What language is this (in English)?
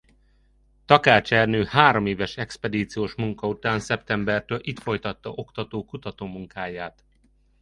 Hungarian